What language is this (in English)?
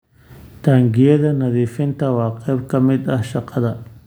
Somali